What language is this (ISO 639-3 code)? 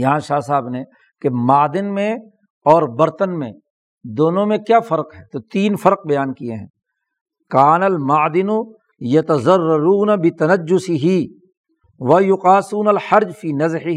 urd